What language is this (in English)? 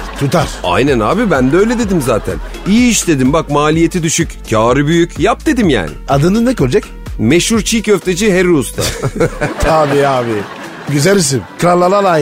Turkish